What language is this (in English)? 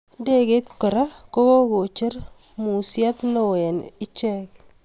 Kalenjin